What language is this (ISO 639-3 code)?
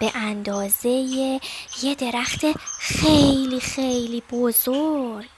fas